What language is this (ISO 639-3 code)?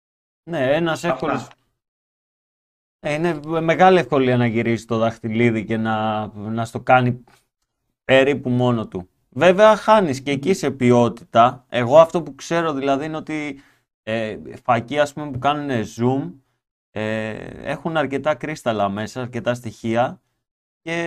ell